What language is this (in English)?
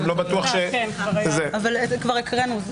Hebrew